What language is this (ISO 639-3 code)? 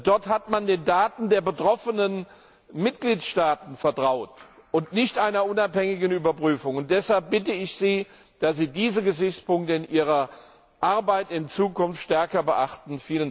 deu